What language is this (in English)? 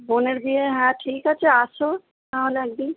Bangla